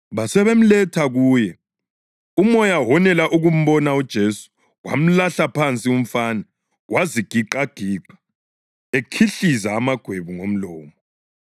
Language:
North Ndebele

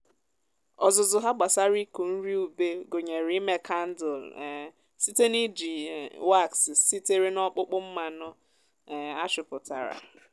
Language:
Igbo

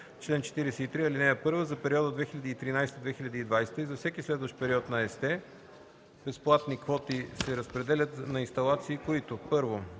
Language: Bulgarian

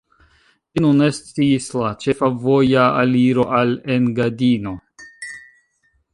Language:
Esperanto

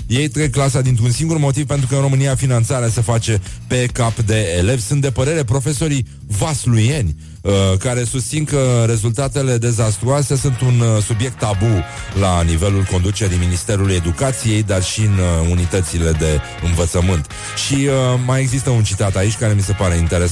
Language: Romanian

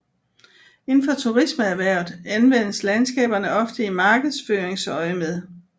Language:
Danish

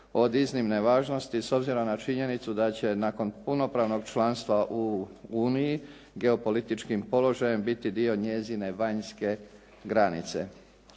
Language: Croatian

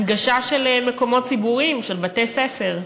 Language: Hebrew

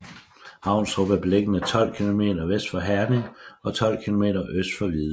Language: Danish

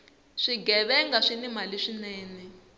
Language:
Tsonga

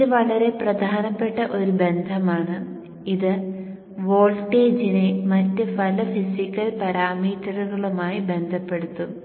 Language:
Malayalam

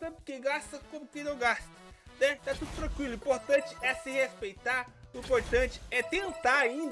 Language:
Portuguese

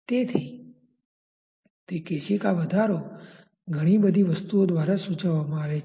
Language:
Gujarati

